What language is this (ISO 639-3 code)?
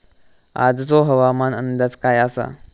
mar